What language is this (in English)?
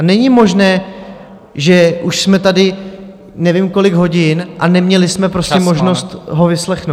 Czech